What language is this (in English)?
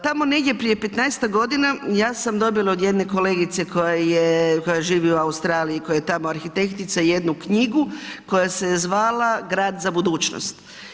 Croatian